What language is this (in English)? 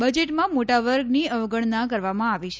Gujarati